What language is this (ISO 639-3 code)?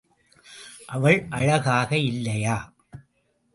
tam